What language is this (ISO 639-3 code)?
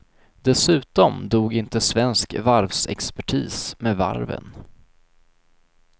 swe